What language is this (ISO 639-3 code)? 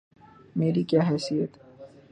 urd